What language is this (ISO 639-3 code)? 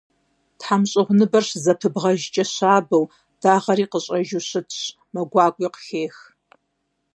kbd